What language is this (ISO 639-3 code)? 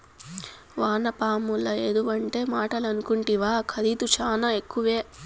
tel